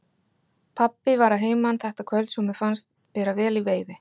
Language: Icelandic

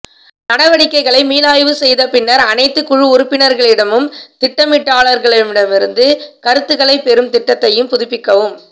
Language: Tamil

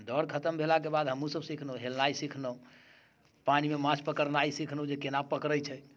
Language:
Maithili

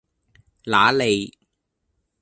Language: Cantonese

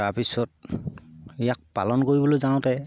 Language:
Assamese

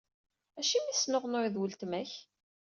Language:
Kabyle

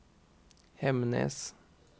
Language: Norwegian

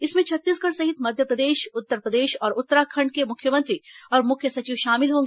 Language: Hindi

